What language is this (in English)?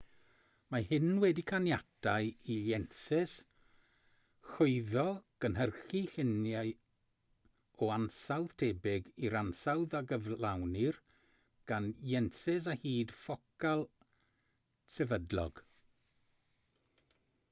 Welsh